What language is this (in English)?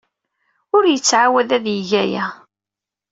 Kabyle